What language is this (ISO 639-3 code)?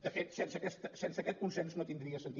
cat